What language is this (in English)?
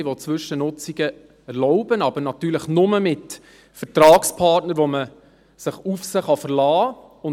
Swiss German